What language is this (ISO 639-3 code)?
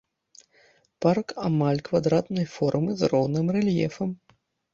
bel